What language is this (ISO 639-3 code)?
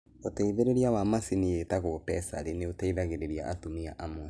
kik